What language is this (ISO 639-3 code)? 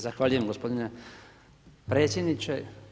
hrv